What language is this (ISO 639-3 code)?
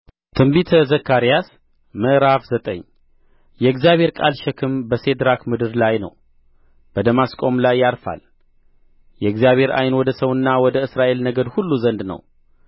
amh